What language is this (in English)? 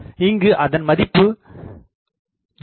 Tamil